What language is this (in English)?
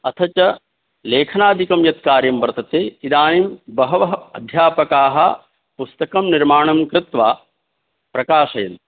Sanskrit